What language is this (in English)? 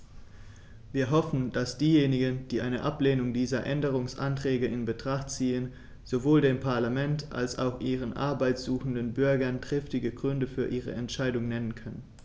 German